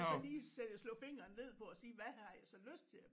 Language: Danish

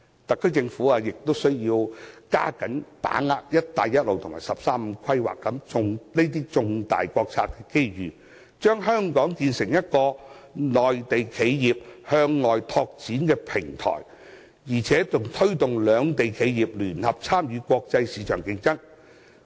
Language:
Cantonese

